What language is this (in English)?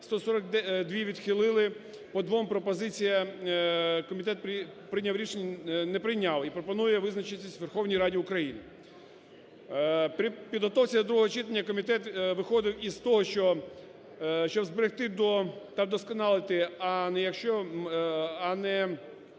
Ukrainian